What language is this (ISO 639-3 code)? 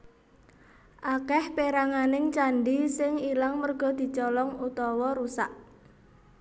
jav